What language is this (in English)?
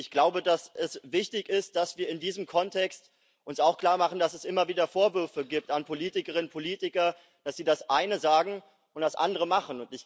German